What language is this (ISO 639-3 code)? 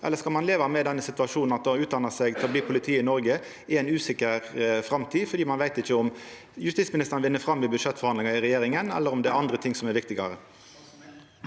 nor